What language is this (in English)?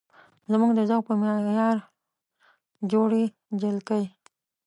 Pashto